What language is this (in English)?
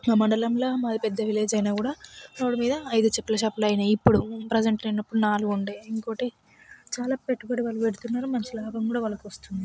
Telugu